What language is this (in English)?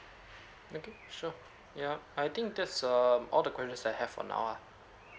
English